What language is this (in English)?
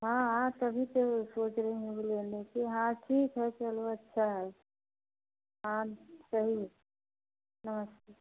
Hindi